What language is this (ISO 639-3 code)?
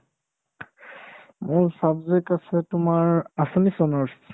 asm